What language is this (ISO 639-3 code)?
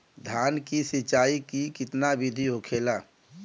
bho